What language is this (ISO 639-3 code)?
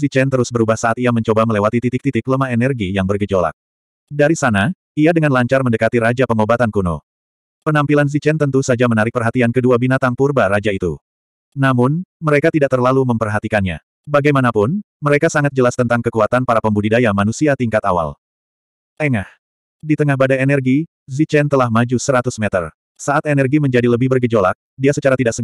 ind